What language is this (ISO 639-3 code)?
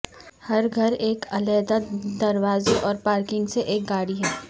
urd